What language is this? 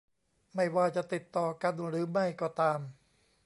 Thai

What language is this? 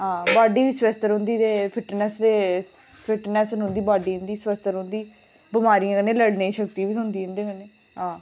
Dogri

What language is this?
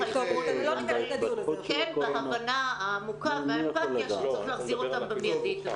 Hebrew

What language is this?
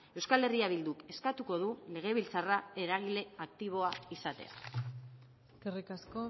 Basque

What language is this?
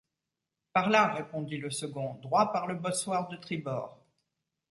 French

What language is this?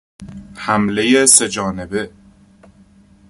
Persian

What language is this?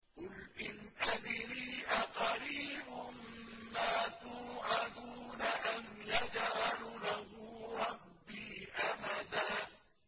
Arabic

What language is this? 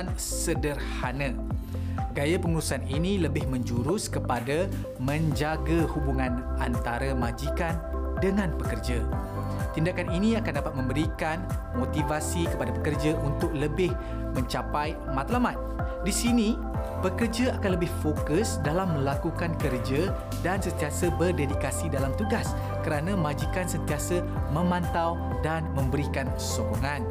Malay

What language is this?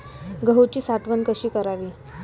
Marathi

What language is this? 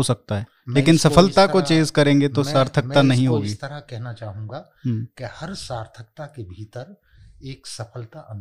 Hindi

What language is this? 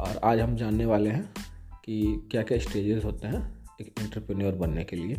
Hindi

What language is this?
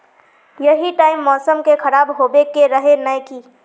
Magahi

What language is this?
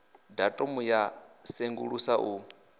Venda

